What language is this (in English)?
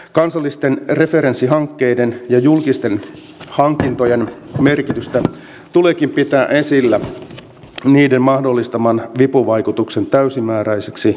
Finnish